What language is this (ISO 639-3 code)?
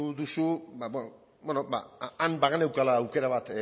eus